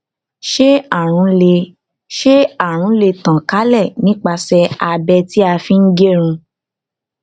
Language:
Yoruba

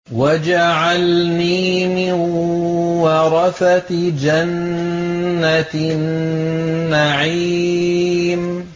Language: Arabic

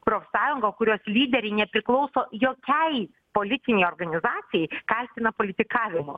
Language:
Lithuanian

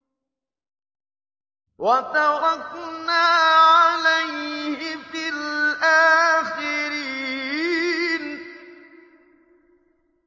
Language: Arabic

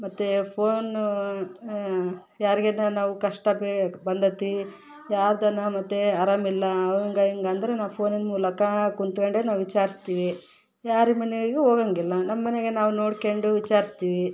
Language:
Kannada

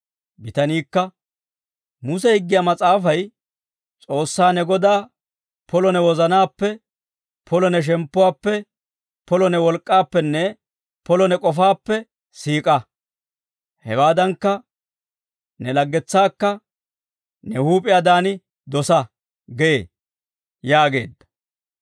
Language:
Dawro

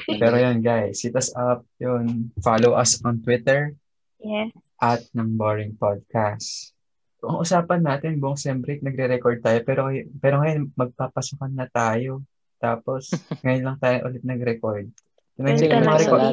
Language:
Filipino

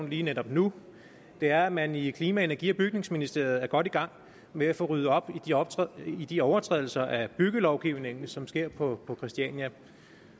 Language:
Danish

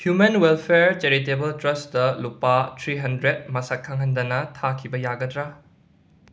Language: Manipuri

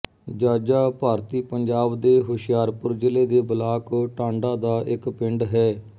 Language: Punjabi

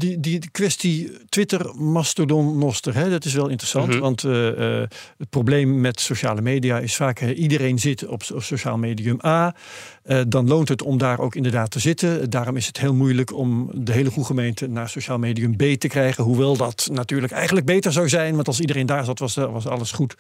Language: Dutch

